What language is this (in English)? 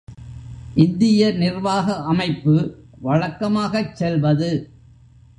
Tamil